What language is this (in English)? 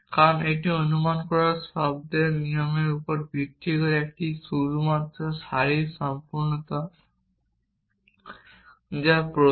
Bangla